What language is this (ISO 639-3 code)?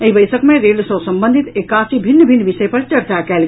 mai